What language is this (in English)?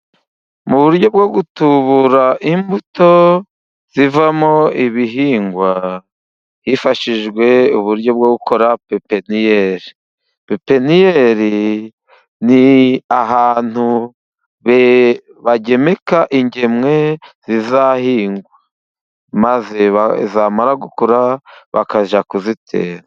Kinyarwanda